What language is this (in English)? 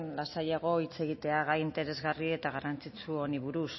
Basque